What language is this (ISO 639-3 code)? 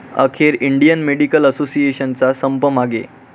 mar